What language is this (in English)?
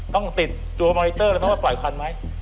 Thai